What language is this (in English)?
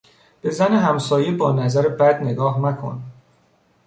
Persian